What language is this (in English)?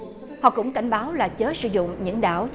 Vietnamese